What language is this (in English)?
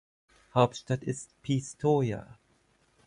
German